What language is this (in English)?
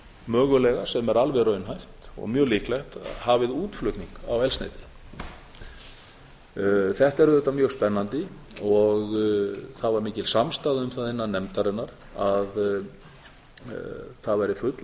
Icelandic